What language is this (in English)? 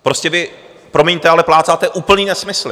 Czech